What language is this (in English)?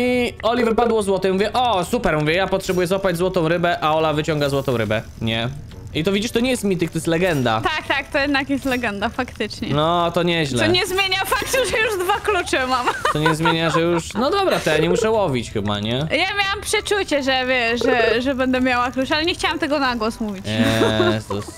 Polish